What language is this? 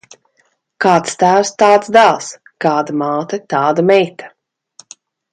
Latvian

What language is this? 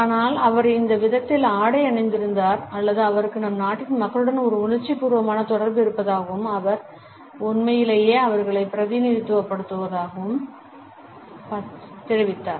Tamil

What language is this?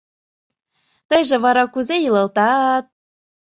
Mari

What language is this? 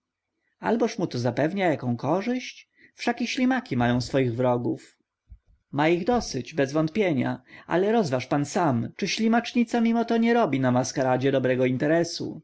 Polish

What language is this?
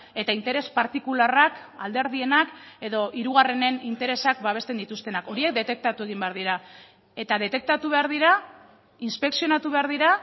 Basque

